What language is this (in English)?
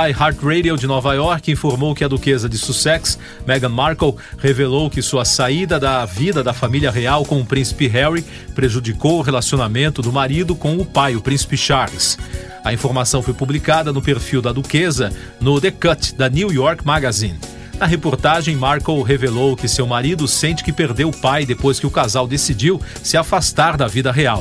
Portuguese